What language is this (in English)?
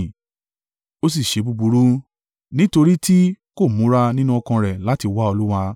Yoruba